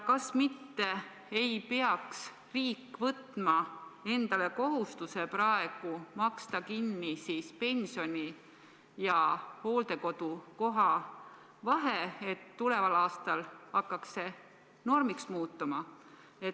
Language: Estonian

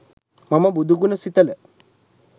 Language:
Sinhala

